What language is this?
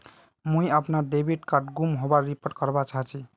Magahi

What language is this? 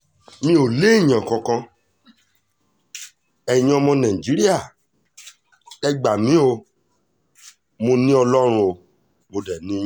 Yoruba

